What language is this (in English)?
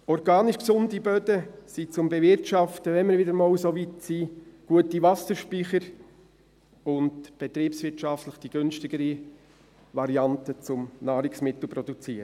Swiss German